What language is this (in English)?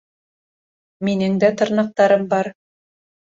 Bashkir